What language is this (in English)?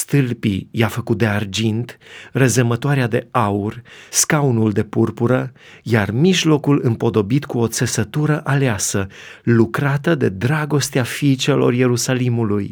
Romanian